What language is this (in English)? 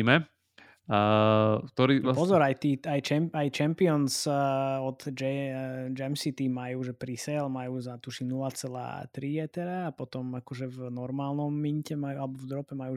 Slovak